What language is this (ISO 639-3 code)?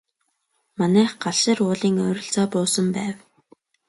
mon